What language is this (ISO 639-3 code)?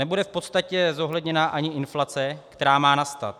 ces